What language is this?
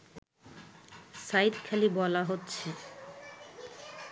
Bangla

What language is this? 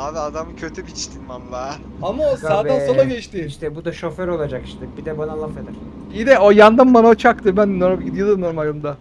Turkish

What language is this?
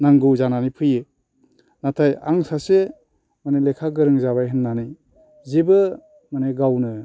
Bodo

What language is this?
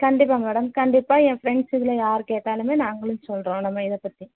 Tamil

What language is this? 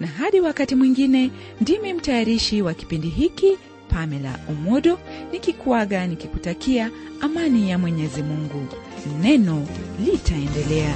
Swahili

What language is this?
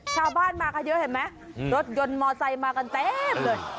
Thai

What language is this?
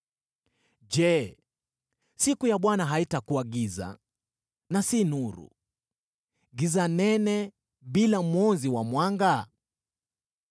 Swahili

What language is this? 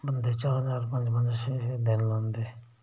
Dogri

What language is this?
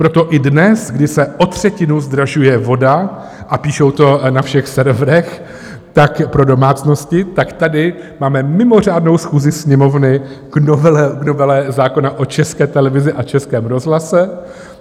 Czech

